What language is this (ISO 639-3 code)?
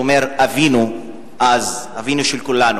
heb